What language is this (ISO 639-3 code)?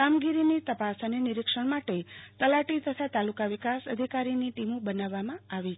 guj